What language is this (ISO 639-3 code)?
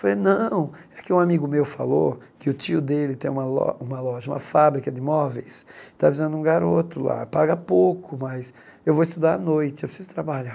por